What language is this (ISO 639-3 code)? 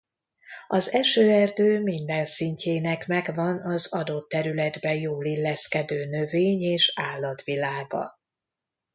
hun